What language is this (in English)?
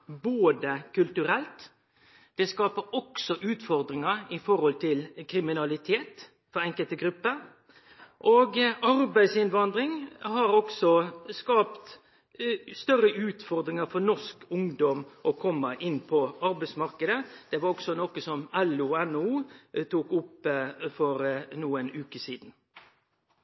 Norwegian Nynorsk